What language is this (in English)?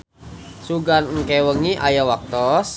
Sundanese